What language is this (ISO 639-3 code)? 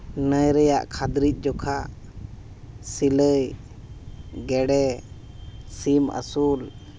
sat